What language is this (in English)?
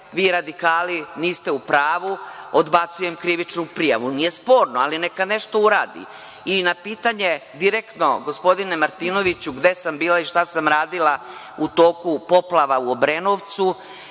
Serbian